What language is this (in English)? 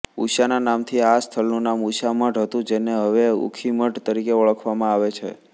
Gujarati